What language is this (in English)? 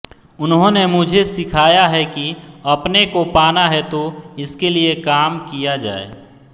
Hindi